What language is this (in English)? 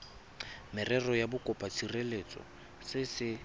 Tswana